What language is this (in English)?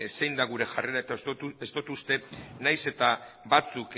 Basque